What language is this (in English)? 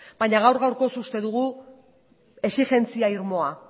Basque